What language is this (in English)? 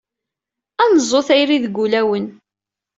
Kabyle